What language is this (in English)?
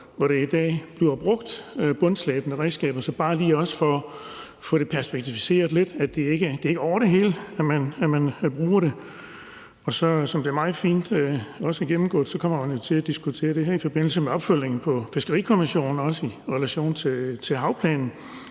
Danish